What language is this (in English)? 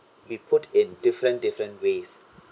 English